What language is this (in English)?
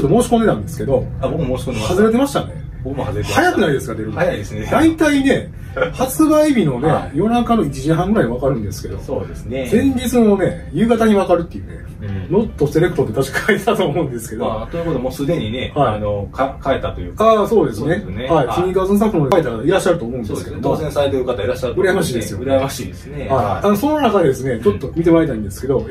Japanese